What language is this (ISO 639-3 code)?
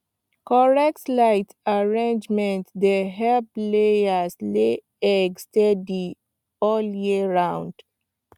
pcm